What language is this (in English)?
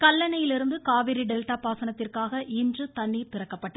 Tamil